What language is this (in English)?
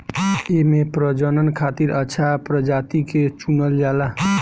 Bhojpuri